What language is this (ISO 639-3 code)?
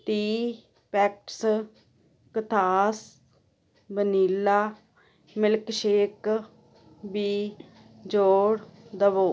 pan